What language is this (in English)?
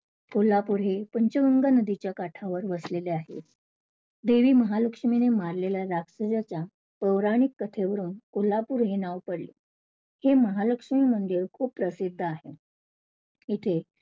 Marathi